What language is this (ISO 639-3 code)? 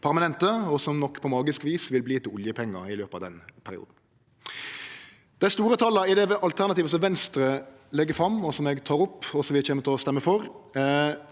nor